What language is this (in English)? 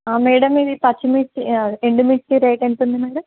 Telugu